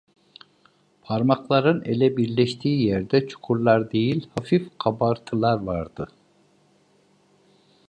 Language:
Turkish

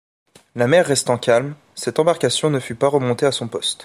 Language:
French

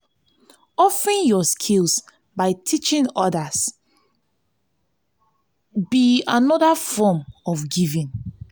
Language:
Nigerian Pidgin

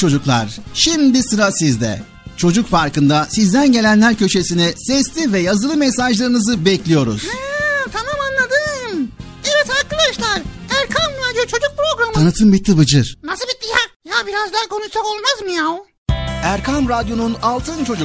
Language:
Turkish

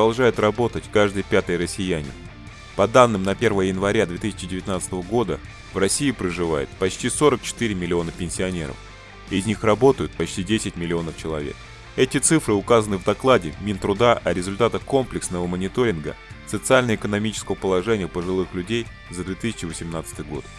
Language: Russian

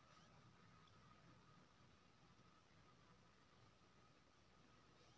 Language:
Maithili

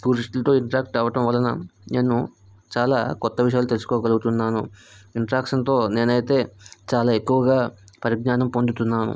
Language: Telugu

